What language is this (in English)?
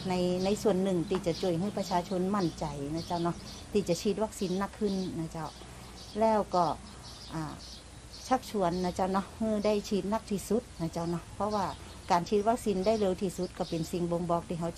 Thai